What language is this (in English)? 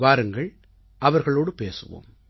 Tamil